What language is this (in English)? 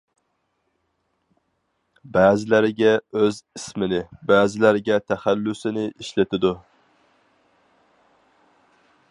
Uyghur